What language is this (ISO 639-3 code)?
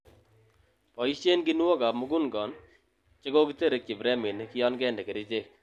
kln